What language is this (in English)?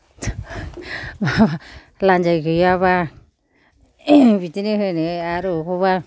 Bodo